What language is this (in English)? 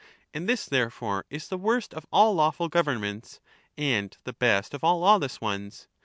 English